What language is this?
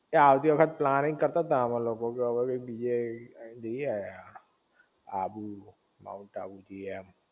Gujarati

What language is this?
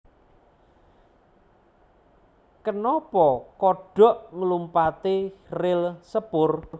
Javanese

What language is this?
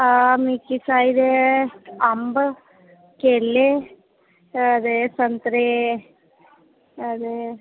Dogri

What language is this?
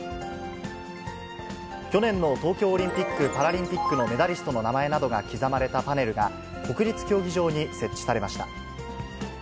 Japanese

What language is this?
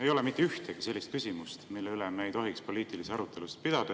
Estonian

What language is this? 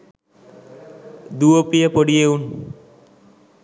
Sinhala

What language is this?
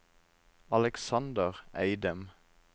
Norwegian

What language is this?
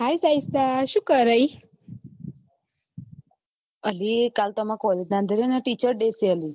Gujarati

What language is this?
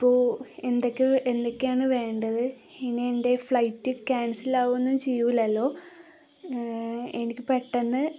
Malayalam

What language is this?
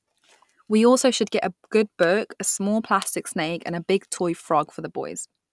English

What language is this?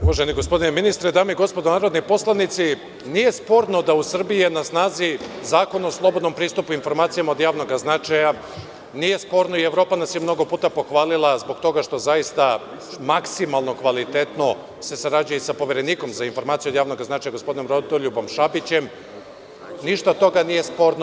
Serbian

